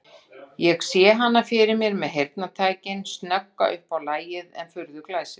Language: Icelandic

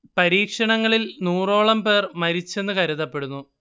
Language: Malayalam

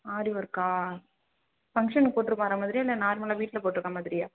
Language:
Tamil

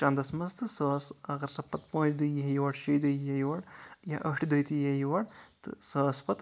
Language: Kashmiri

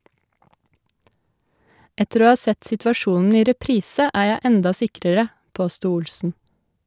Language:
Norwegian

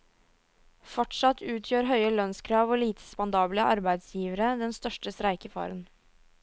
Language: Norwegian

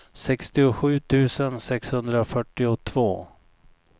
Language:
Swedish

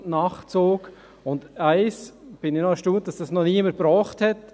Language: Swiss German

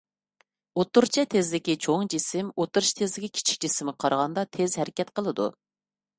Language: Uyghur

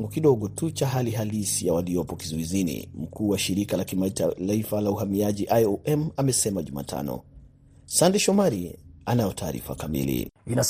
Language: Swahili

